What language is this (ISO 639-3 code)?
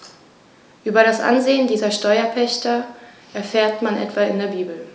deu